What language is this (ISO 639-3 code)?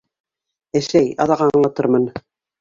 bak